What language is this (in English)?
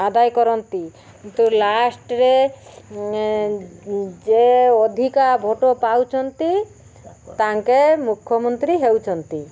Odia